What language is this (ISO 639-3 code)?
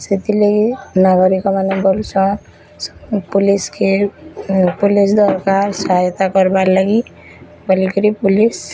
ori